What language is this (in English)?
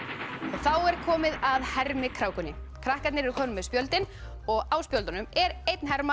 Icelandic